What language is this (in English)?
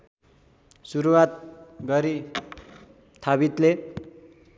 Nepali